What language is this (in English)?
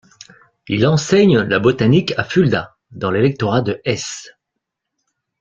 French